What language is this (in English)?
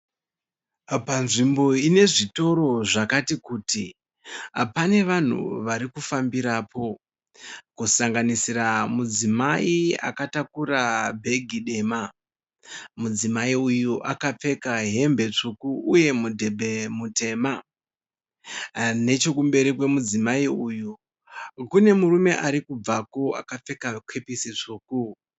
Shona